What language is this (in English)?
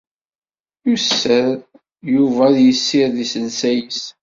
Kabyle